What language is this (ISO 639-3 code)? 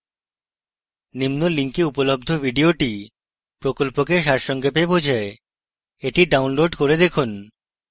ben